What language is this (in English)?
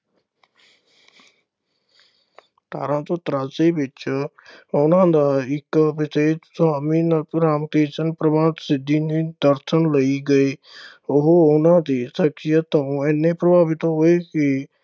Punjabi